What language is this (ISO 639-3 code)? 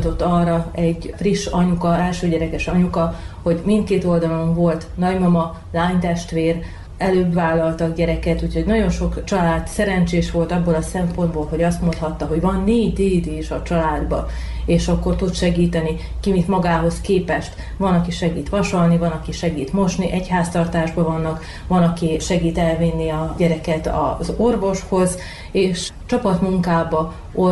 hun